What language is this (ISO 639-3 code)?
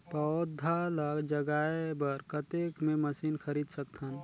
hne